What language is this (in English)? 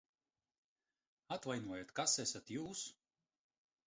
Latvian